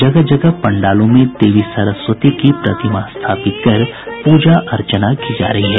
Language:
Hindi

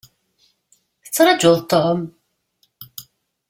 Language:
Kabyle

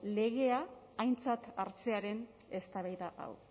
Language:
Basque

